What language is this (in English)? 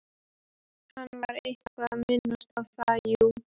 Icelandic